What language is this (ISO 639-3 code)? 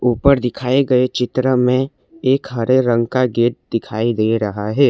hin